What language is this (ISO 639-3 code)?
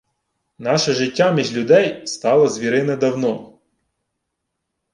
ukr